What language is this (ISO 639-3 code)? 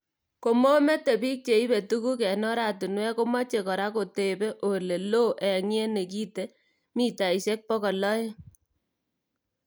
kln